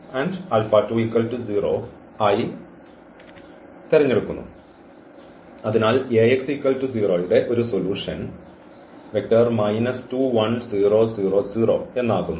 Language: Malayalam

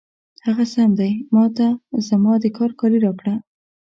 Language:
Pashto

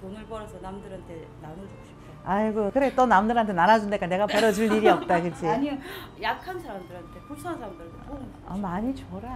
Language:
Korean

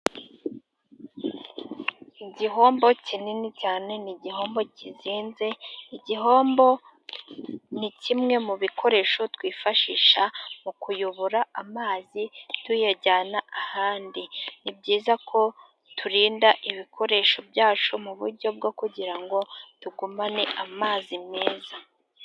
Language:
Kinyarwanda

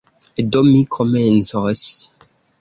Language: Esperanto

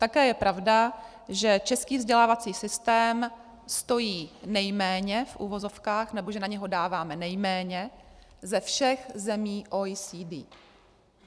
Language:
Czech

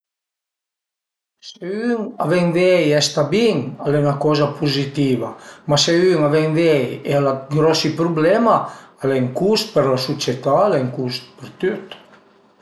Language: Piedmontese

